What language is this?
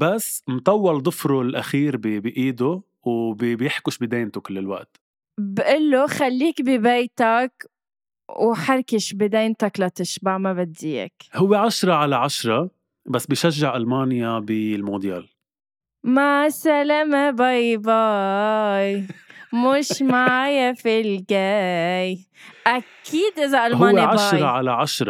Arabic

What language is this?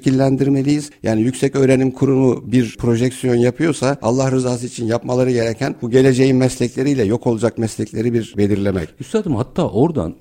Turkish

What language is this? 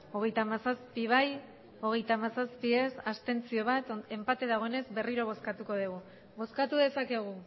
Basque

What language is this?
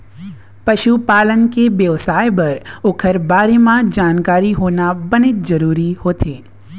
Chhattisgarhi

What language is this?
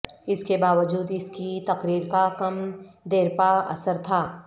Urdu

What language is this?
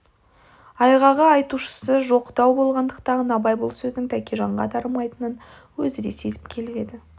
Kazakh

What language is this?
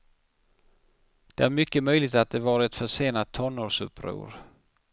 Swedish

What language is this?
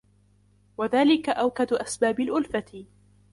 Arabic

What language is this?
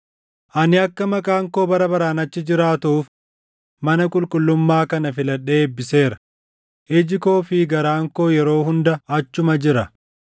Oromo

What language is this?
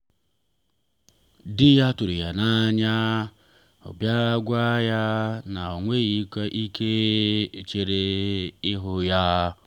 Igbo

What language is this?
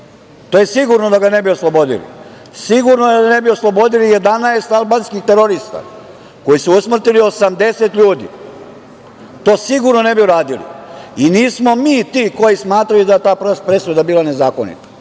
Serbian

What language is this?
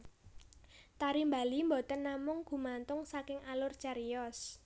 Javanese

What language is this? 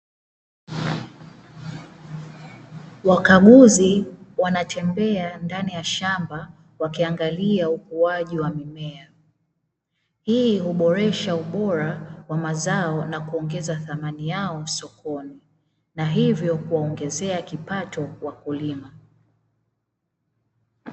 Swahili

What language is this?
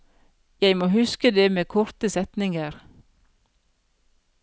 Norwegian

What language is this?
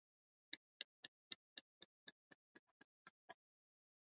Swahili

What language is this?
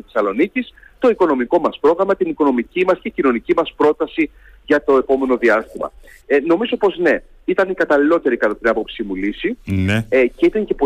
Greek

